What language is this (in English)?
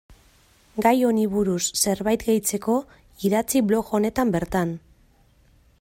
Basque